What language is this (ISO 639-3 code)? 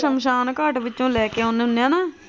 pan